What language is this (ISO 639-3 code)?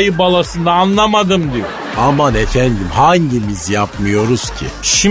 tur